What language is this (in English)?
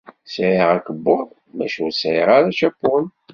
Kabyle